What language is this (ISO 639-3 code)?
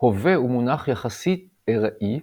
heb